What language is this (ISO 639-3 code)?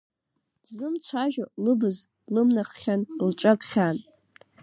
abk